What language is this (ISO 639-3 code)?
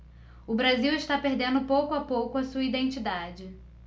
por